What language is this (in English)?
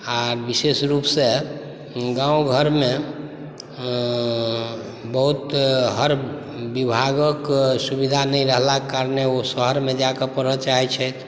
Maithili